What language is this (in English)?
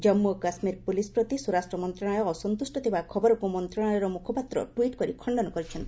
Odia